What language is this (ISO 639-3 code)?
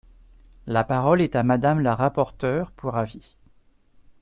fra